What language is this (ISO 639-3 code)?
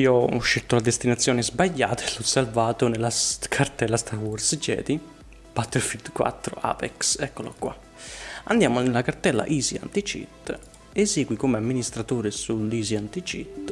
ita